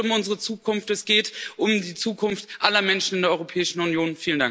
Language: German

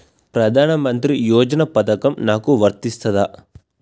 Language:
Telugu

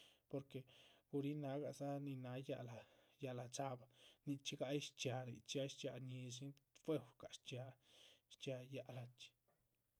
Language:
Chichicapan Zapotec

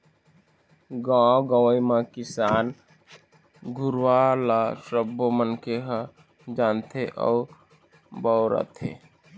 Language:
Chhattisgarhi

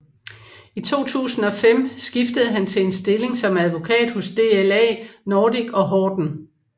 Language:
Danish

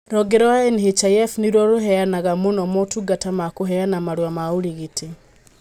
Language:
Kikuyu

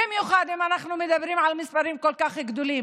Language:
Hebrew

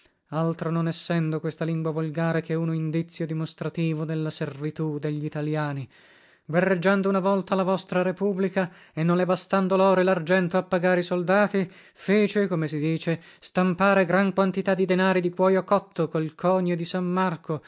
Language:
Italian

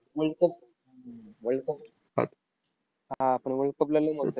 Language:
Marathi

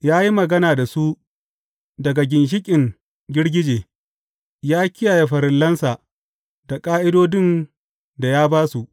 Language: Hausa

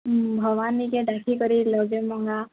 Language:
Odia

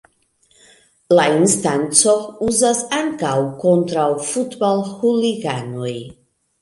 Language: Esperanto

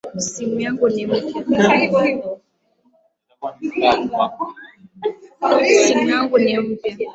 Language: Swahili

